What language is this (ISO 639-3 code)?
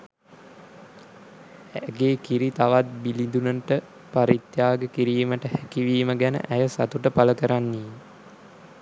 sin